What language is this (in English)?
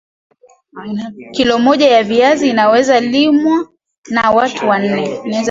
Swahili